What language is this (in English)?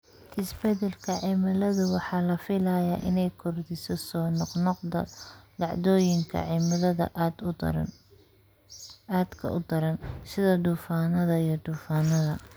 Somali